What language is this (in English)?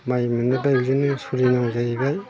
Bodo